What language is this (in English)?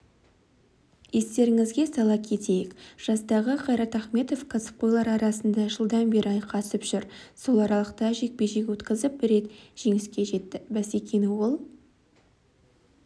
Kazakh